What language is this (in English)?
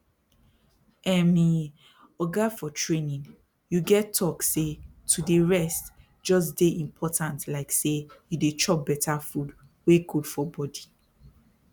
Nigerian Pidgin